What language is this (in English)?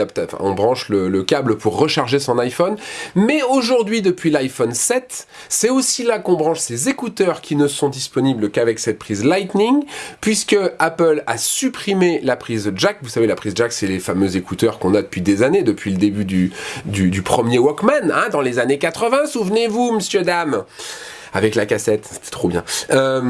French